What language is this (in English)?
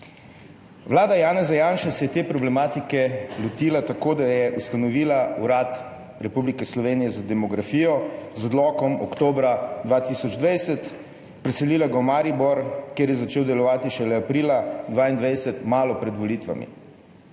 Slovenian